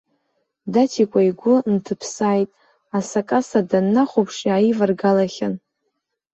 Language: Abkhazian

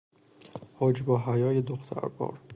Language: Persian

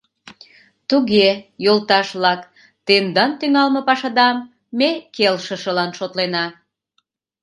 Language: Mari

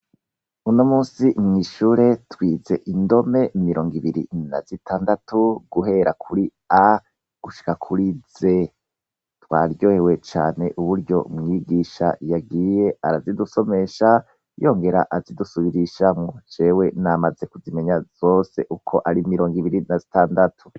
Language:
Rundi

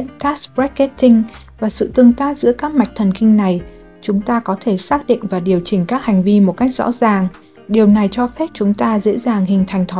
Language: Vietnamese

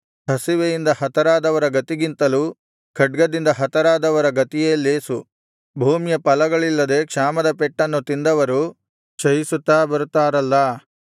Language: Kannada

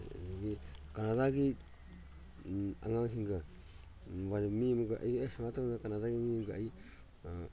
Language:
Manipuri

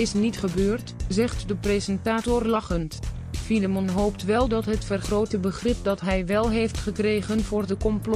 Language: Dutch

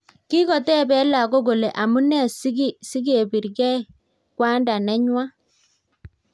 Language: Kalenjin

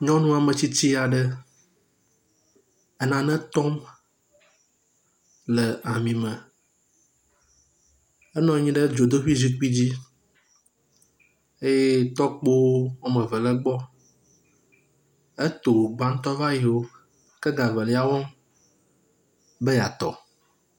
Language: Ewe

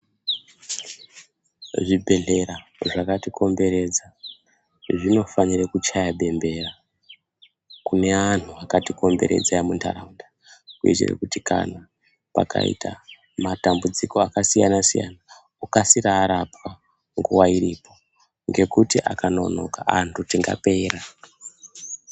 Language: Ndau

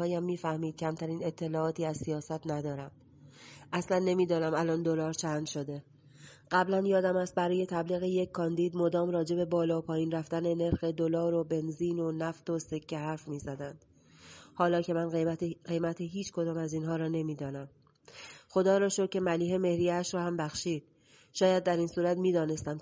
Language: Persian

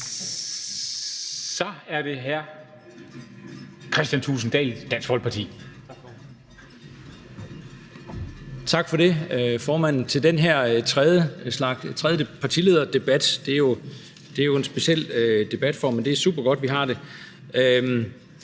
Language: Danish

